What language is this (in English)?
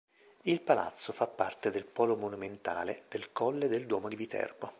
Italian